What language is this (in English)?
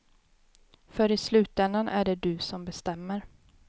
Swedish